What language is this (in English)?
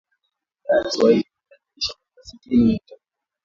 Swahili